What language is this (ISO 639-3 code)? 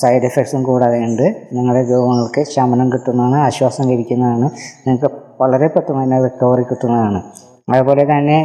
mal